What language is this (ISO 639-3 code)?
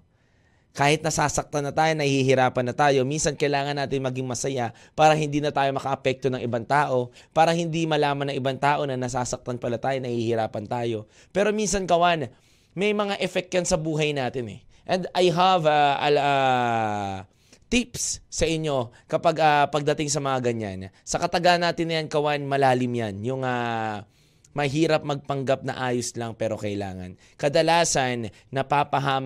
fil